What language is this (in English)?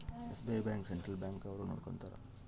Kannada